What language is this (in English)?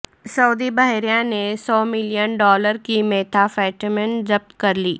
Urdu